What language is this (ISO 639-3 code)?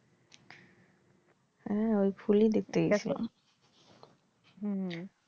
ben